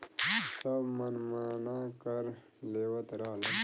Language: Bhojpuri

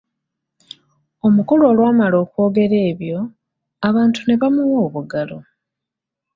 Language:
Ganda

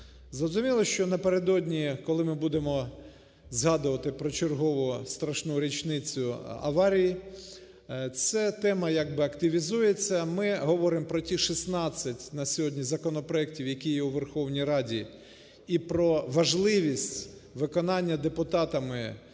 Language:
Ukrainian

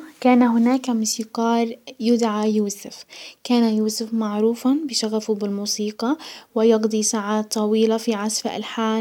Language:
Hijazi Arabic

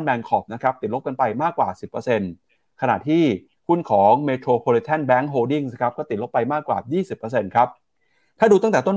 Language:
Thai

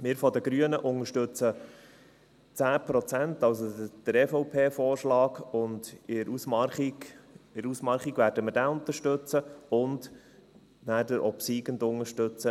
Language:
Swiss German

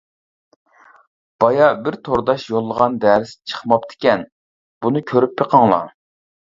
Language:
Uyghur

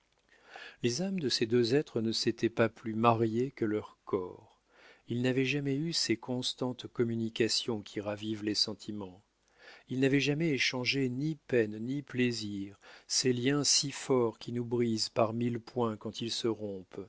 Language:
French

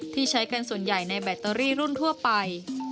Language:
Thai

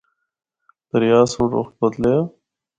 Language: Northern Hindko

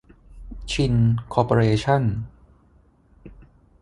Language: Thai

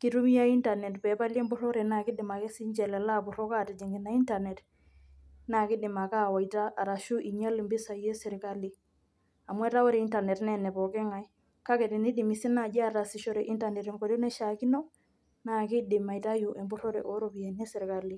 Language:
Masai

